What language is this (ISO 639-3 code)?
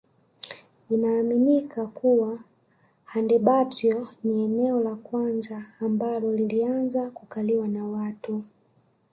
swa